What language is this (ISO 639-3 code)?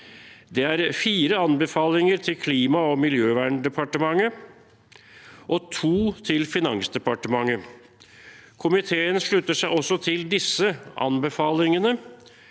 nor